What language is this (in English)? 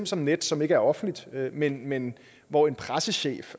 Danish